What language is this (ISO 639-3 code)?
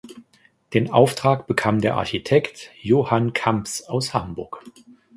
deu